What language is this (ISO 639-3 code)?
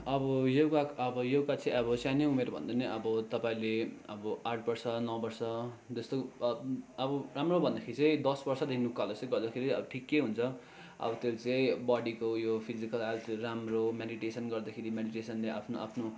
nep